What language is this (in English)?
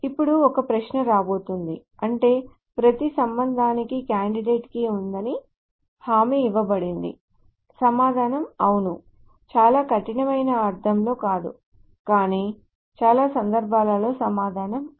Telugu